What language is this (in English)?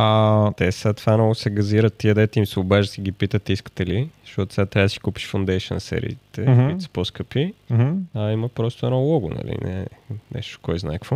Bulgarian